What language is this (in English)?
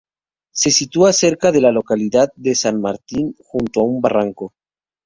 Spanish